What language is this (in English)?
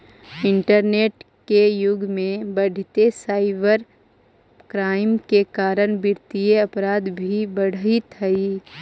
Magahi